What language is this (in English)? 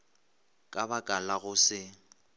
Northern Sotho